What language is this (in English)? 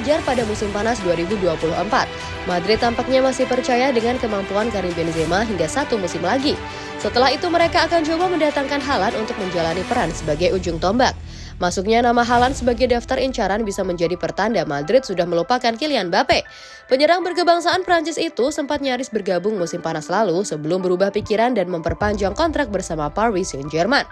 Indonesian